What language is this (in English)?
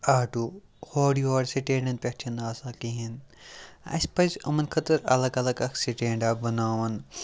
Kashmiri